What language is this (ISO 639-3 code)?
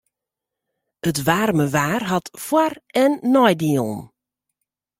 fry